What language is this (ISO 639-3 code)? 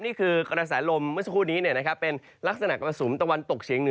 tha